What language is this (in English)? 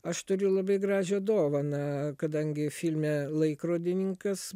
Lithuanian